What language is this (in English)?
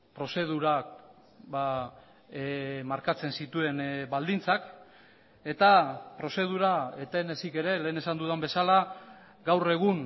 Basque